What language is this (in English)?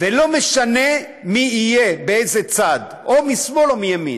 Hebrew